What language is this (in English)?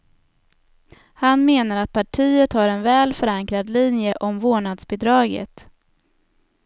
Swedish